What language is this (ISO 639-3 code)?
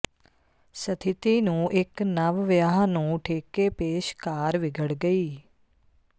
pan